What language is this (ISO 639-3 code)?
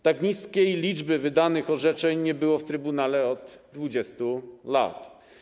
pol